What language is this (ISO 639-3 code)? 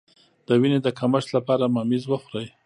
pus